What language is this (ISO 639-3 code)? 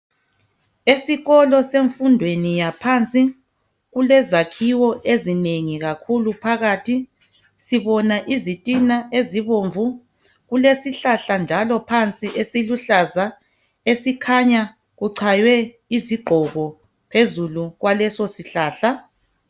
nde